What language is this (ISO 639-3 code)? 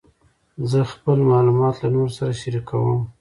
pus